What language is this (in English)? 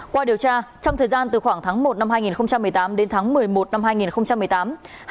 Vietnamese